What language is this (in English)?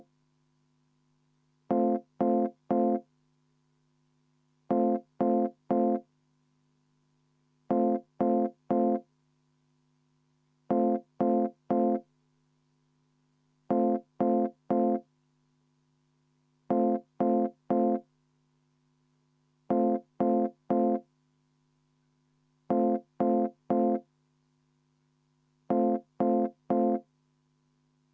Estonian